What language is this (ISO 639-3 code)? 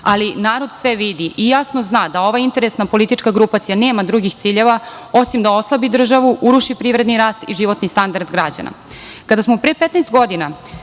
srp